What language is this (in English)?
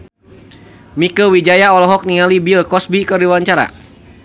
Sundanese